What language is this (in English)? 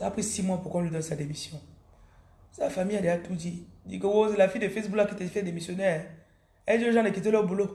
French